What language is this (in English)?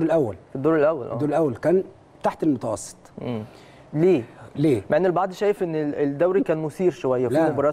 Arabic